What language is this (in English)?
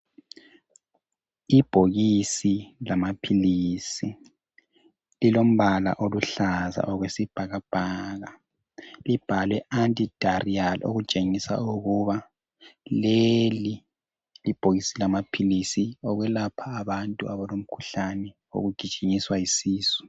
North Ndebele